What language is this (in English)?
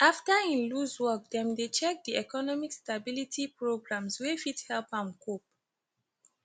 Nigerian Pidgin